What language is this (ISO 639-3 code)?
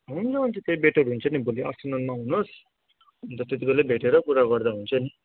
nep